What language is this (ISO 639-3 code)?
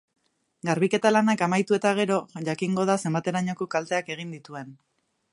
eus